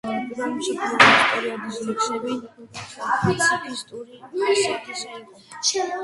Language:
Georgian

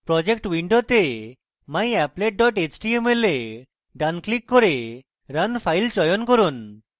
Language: Bangla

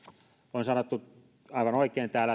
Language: Finnish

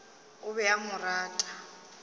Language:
Northern Sotho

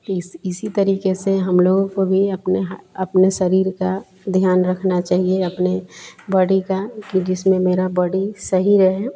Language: Hindi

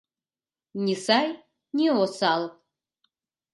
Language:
Mari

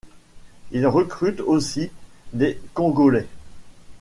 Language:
French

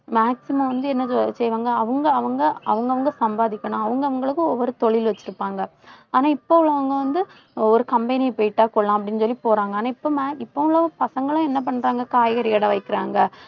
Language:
Tamil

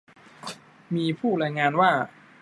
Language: Thai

